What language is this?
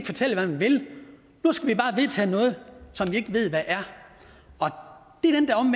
Danish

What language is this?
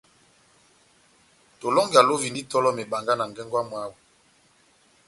Batanga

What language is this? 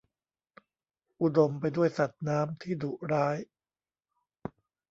Thai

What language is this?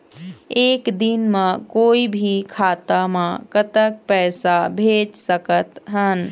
Chhattisgarhi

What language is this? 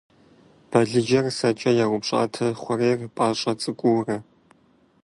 Kabardian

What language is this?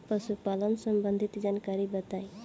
Bhojpuri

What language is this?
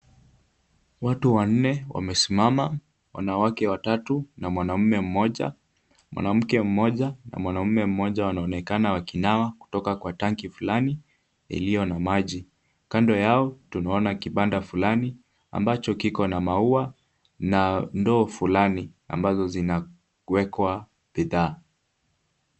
Swahili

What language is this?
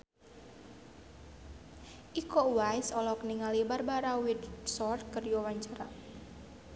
Sundanese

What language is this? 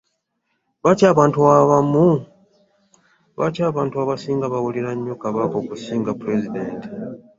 Ganda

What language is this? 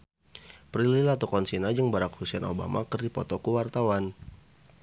Sundanese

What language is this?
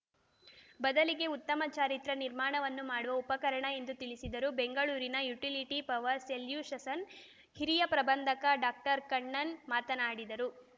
Kannada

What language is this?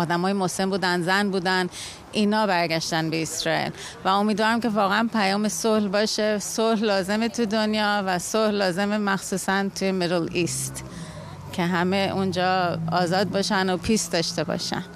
Persian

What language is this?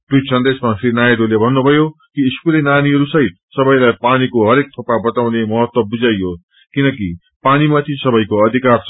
Nepali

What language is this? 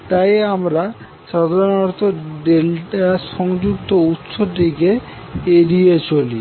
Bangla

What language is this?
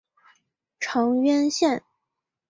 Chinese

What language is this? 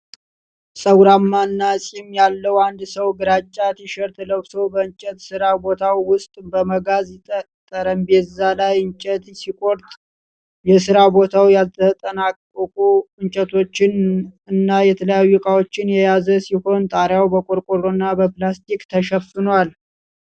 Amharic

